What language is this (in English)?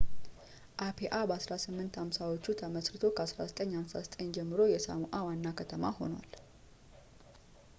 Amharic